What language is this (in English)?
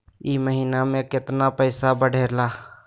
Magahi